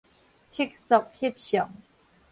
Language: Min Nan Chinese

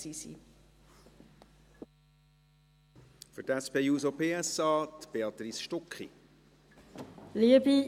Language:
Swiss German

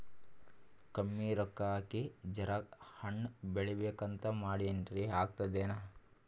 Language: Kannada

